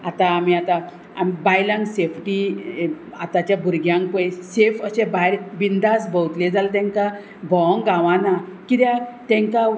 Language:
Konkani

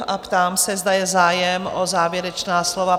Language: Czech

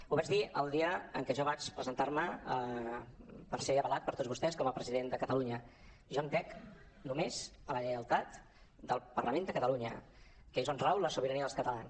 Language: Catalan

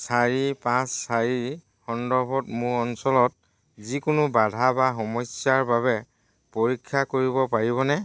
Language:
Assamese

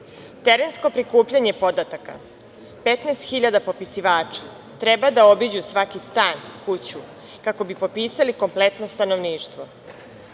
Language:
Serbian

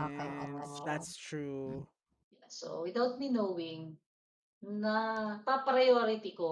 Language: Filipino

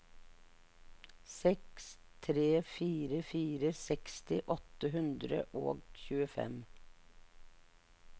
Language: Norwegian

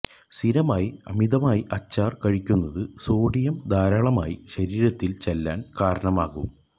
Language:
Malayalam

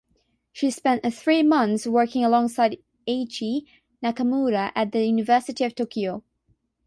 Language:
English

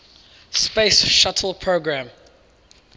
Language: English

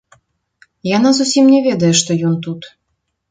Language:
Belarusian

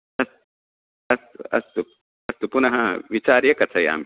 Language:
Sanskrit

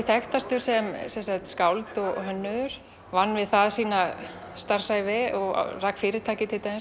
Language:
Icelandic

